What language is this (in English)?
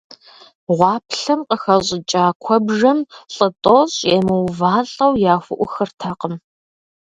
Kabardian